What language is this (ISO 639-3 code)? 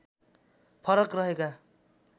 nep